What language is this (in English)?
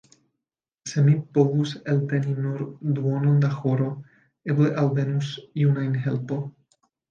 Esperanto